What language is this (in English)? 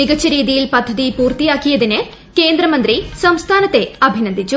Malayalam